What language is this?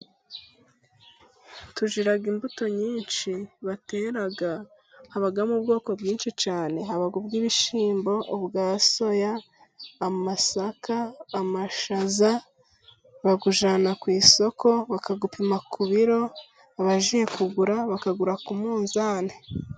Kinyarwanda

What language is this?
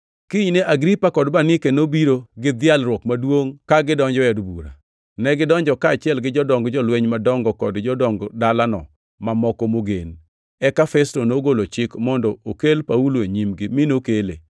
Luo (Kenya and Tanzania)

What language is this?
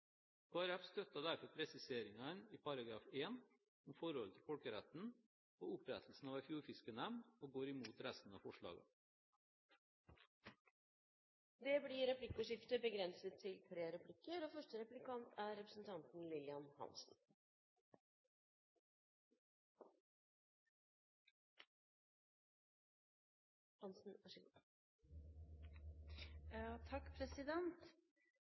Norwegian Bokmål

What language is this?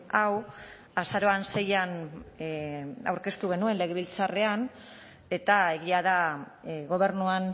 Basque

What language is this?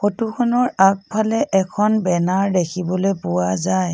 Assamese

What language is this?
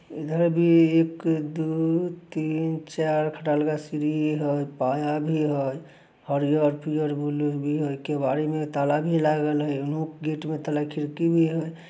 Magahi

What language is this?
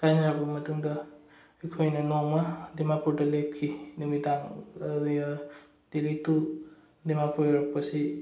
Manipuri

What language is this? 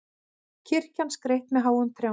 Icelandic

